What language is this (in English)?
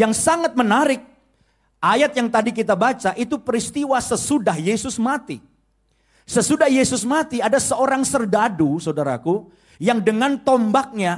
Indonesian